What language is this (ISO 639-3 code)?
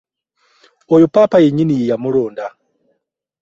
lug